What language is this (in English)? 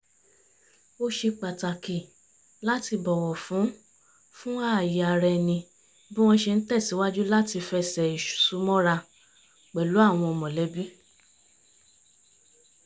Yoruba